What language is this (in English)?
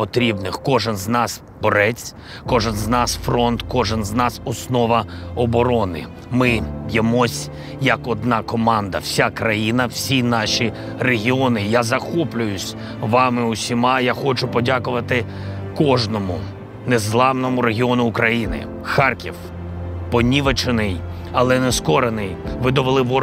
Ukrainian